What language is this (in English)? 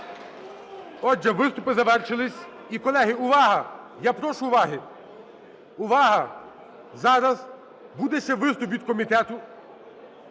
Ukrainian